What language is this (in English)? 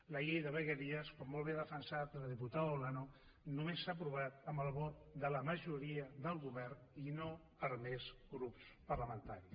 Catalan